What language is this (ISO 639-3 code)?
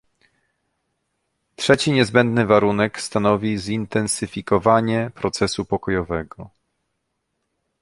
pol